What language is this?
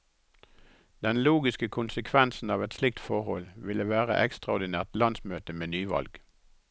Norwegian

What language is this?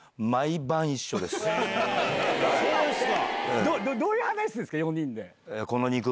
Japanese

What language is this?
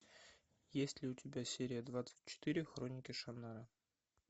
Russian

